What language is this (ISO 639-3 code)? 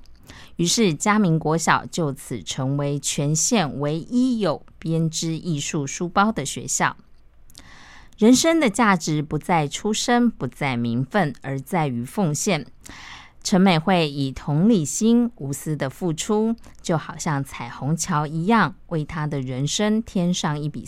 zho